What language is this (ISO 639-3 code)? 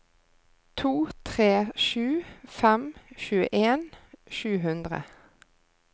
nor